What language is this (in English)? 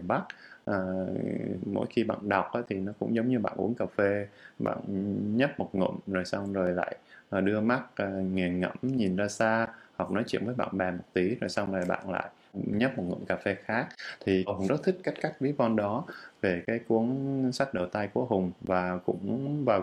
Vietnamese